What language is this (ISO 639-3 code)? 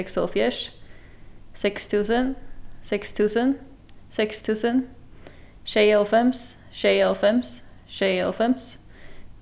fao